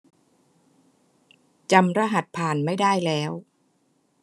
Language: Thai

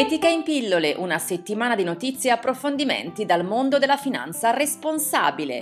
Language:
Italian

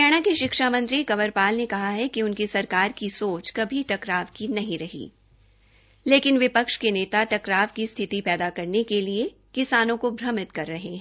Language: Hindi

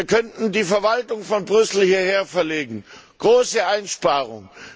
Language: German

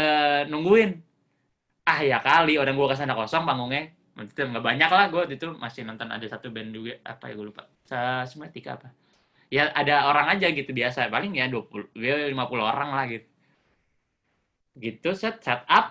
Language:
Indonesian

